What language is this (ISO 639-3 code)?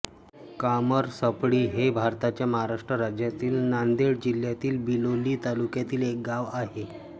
mar